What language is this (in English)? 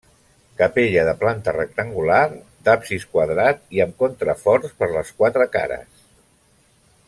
Catalan